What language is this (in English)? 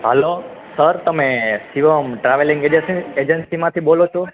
Gujarati